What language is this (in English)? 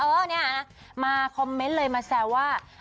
Thai